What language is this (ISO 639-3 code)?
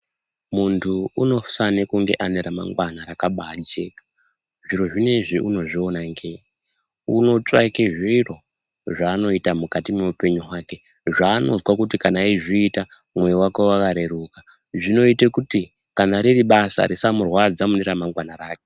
ndc